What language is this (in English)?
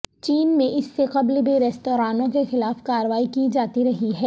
Urdu